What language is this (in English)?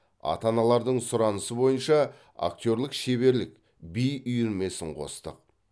Kazakh